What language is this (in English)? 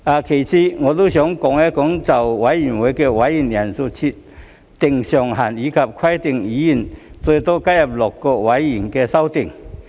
Cantonese